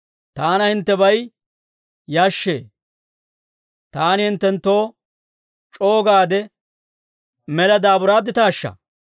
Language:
Dawro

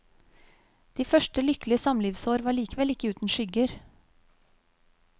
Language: Norwegian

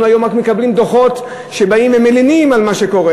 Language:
Hebrew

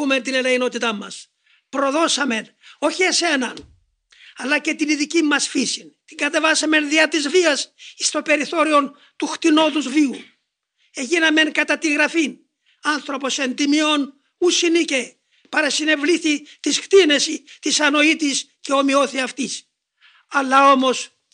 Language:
Greek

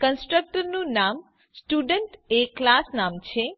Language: Gujarati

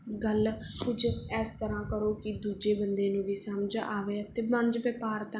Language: Punjabi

